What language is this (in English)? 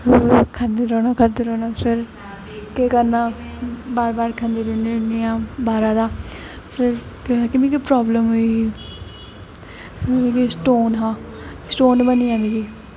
Dogri